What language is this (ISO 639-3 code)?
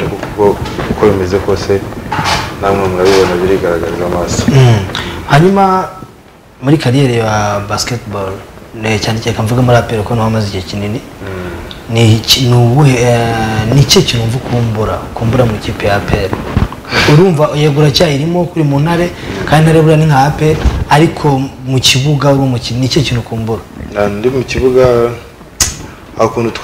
ron